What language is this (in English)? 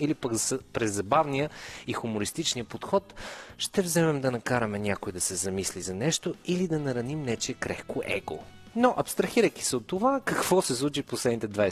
Bulgarian